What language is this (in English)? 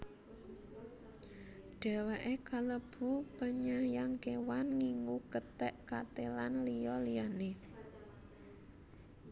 Javanese